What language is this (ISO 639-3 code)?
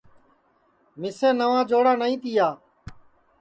ssi